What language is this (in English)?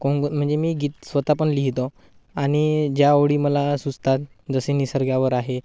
Marathi